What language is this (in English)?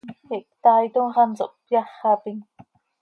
Seri